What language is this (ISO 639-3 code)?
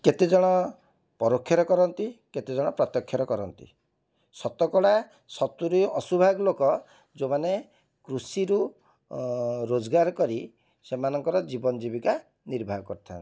ori